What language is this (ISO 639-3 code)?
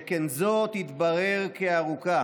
heb